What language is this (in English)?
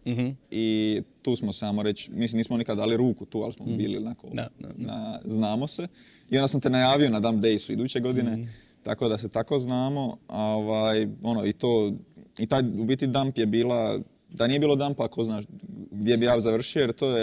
Croatian